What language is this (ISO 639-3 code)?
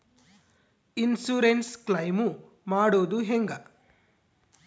kan